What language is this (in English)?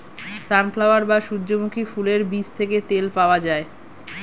Bangla